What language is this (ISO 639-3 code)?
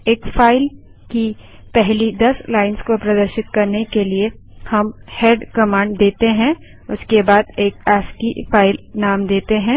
hin